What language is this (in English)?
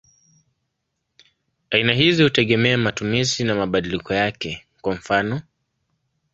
Swahili